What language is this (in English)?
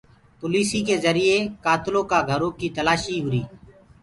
Gurgula